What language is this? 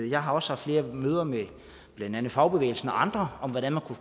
Danish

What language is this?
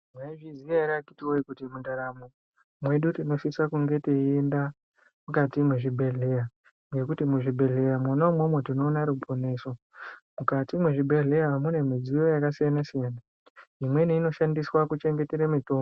Ndau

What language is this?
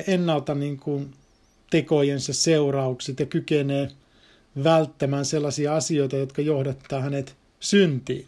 Finnish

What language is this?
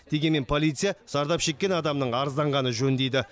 Kazakh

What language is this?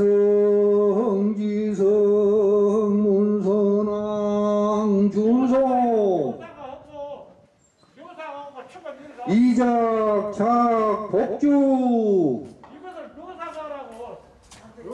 Korean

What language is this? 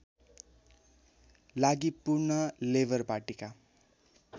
Nepali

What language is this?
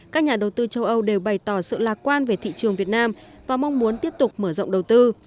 Vietnamese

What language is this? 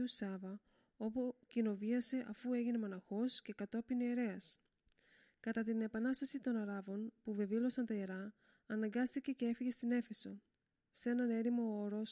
Greek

